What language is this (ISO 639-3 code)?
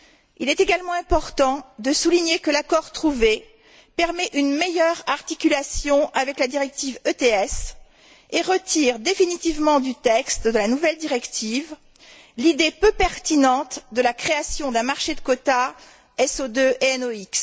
fra